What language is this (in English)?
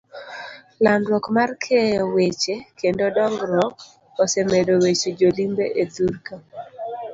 Luo (Kenya and Tanzania)